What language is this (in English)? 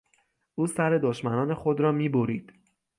Persian